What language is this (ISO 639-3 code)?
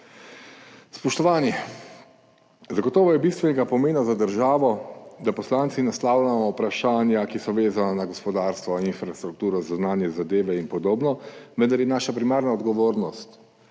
slv